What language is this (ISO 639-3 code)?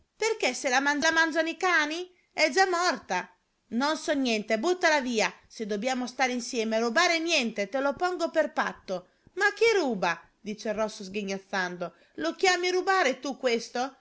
ita